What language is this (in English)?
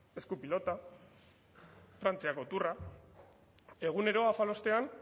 Basque